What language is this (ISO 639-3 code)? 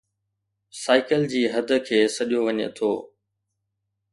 snd